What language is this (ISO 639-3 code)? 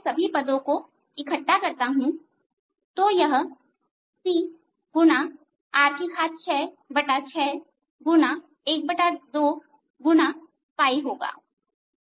hin